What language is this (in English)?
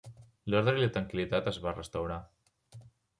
Catalan